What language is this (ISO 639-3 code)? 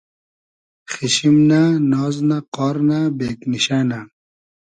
haz